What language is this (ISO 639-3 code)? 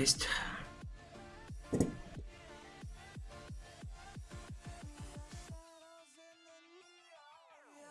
rus